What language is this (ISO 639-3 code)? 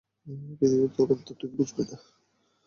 ben